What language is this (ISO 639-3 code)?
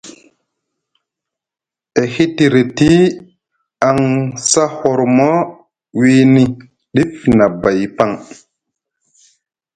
mug